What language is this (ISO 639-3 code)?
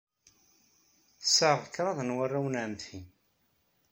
kab